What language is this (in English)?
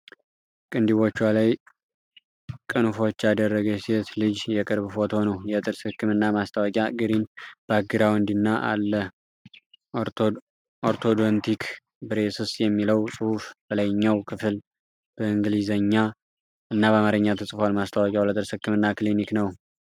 Amharic